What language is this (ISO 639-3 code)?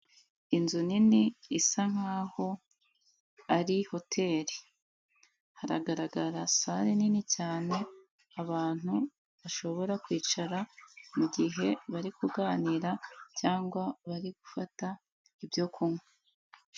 kin